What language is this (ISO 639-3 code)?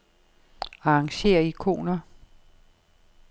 dan